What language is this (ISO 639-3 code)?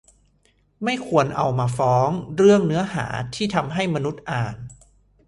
tha